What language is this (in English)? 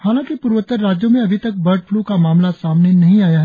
Hindi